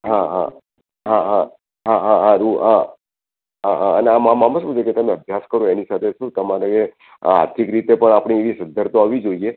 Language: Gujarati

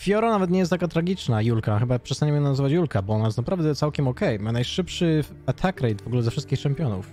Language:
Polish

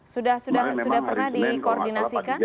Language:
Indonesian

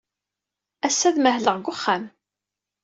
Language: Kabyle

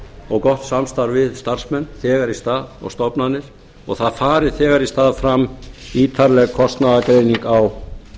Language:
Icelandic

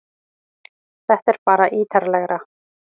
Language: Icelandic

